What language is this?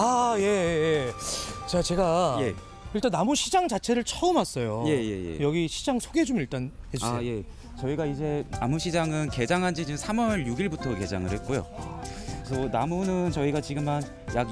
Korean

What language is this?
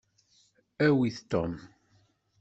Kabyle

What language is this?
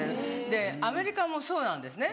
Japanese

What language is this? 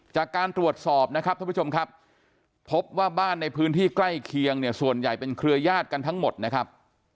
Thai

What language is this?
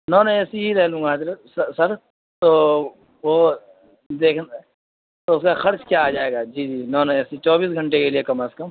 Urdu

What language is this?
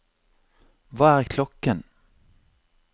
Norwegian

